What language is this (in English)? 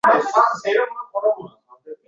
Uzbek